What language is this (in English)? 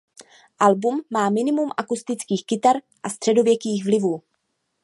Czech